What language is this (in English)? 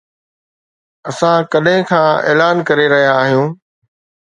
Sindhi